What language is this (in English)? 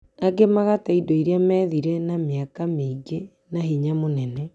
Kikuyu